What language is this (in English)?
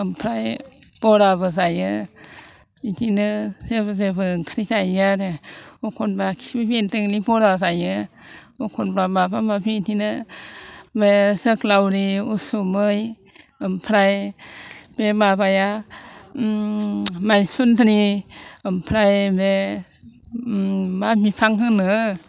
Bodo